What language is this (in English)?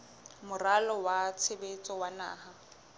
Southern Sotho